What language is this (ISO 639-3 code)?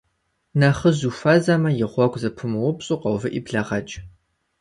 kbd